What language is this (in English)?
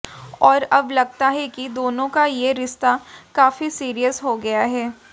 Hindi